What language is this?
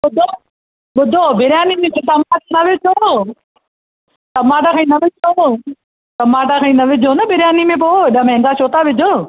Sindhi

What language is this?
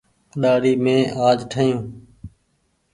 Goaria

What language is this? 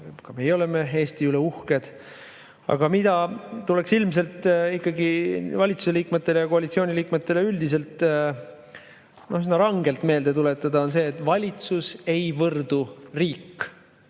Estonian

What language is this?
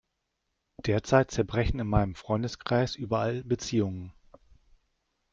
German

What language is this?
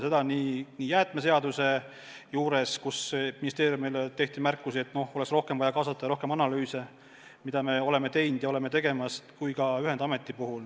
Estonian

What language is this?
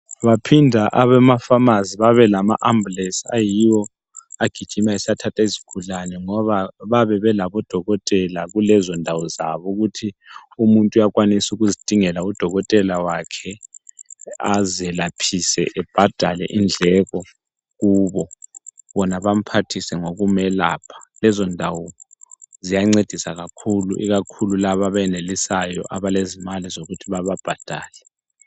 North Ndebele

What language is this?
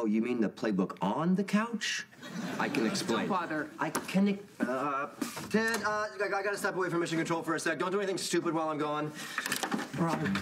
English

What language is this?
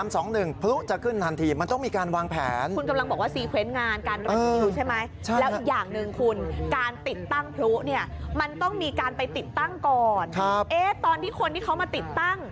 Thai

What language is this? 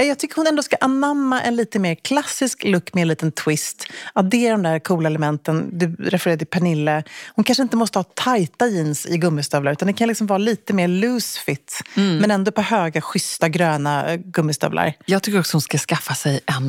Swedish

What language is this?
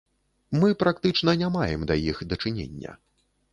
Belarusian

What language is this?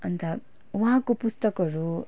Nepali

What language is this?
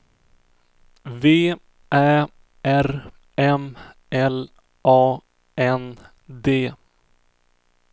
Swedish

